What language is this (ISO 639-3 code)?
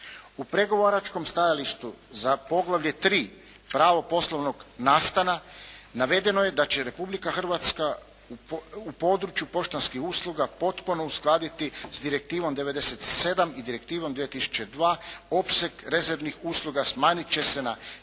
hrv